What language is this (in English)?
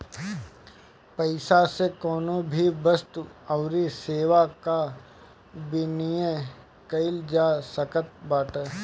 Bhojpuri